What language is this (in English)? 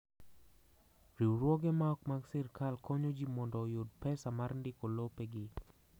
Luo (Kenya and Tanzania)